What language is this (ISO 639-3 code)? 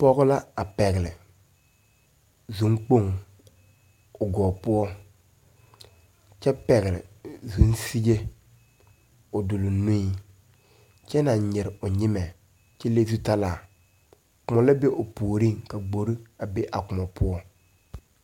dga